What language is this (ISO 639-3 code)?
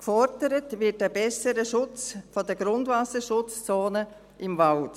gsw